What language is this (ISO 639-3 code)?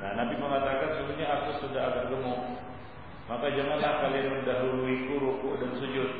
msa